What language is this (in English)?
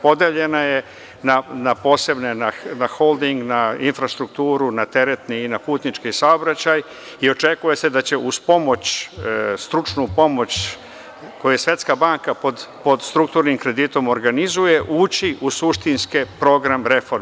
Serbian